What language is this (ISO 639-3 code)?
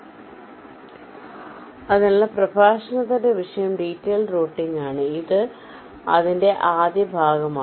mal